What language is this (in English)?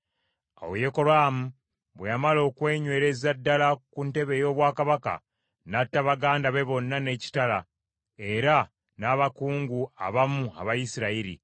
Ganda